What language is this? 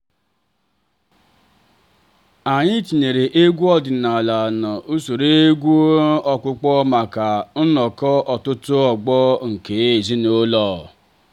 Igbo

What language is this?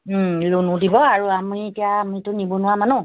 Assamese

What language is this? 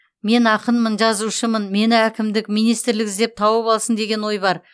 Kazakh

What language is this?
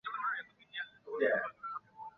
Chinese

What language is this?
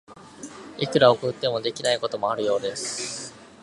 Japanese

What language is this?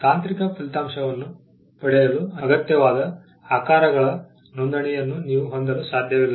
Kannada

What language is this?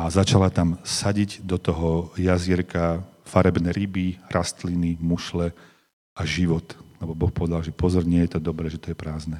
Slovak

